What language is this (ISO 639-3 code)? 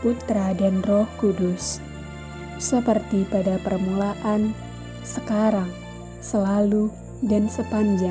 ind